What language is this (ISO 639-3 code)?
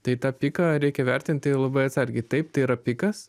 lit